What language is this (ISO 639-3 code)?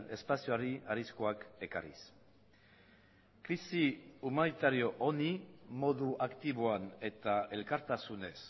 eus